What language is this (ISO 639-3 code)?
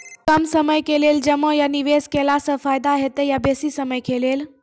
mai